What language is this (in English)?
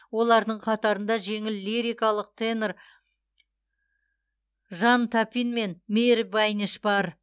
Kazakh